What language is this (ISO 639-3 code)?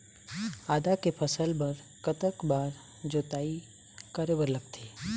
hne